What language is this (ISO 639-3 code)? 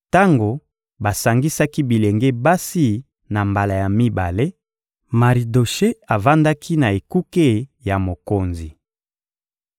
lin